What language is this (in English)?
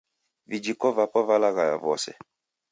Taita